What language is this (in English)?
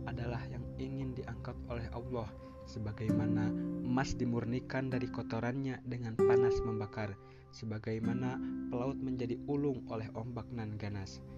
Indonesian